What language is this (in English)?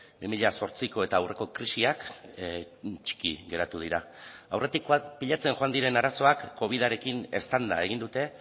Basque